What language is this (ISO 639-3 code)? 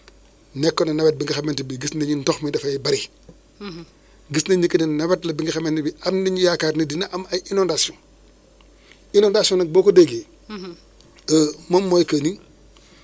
wol